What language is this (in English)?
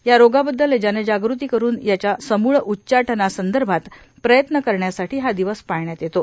Marathi